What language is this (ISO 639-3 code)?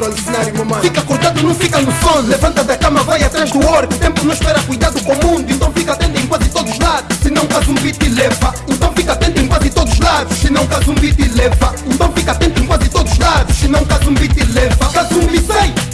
por